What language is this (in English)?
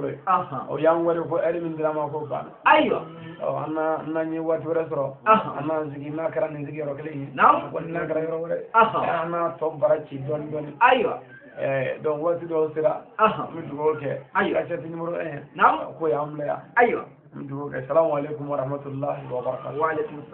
Arabic